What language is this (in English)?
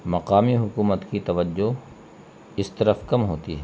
Urdu